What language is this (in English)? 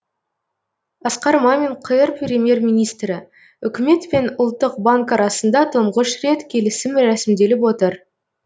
Kazakh